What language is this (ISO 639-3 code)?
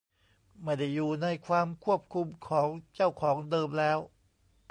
tha